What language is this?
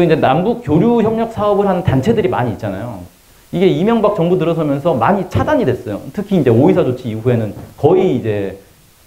Korean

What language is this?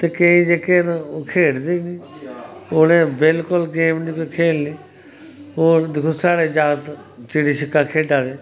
Dogri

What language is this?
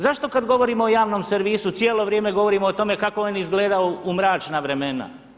Croatian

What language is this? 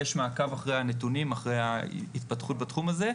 Hebrew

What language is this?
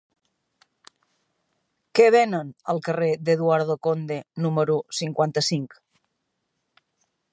Catalan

